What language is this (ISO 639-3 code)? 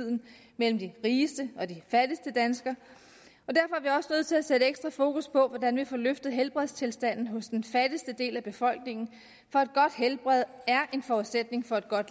dan